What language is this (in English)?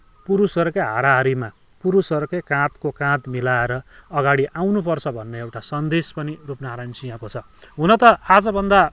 Nepali